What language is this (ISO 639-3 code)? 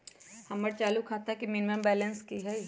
mag